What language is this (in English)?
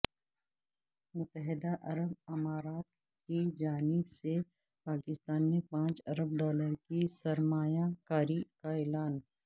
Urdu